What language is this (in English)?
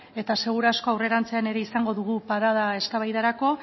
Basque